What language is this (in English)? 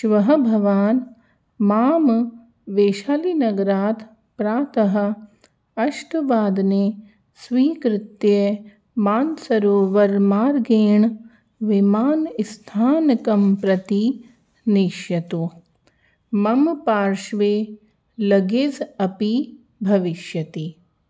Sanskrit